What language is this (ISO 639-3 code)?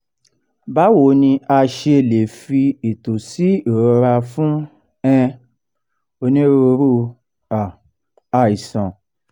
yor